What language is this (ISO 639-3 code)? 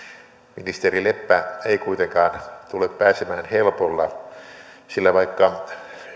fin